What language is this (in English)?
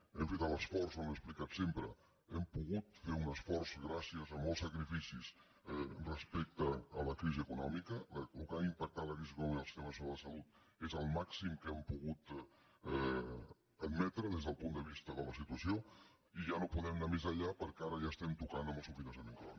Catalan